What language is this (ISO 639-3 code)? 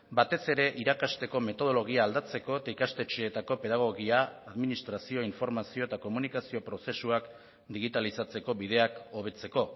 eus